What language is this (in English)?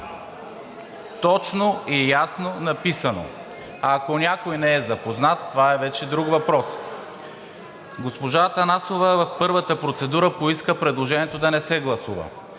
Bulgarian